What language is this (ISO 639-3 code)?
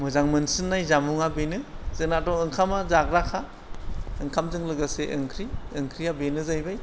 brx